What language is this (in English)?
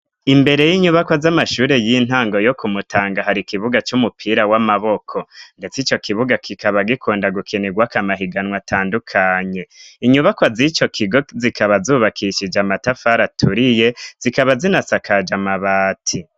Rundi